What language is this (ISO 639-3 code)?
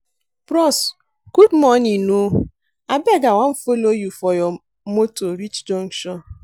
pcm